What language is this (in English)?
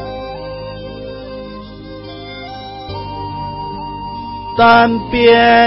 Chinese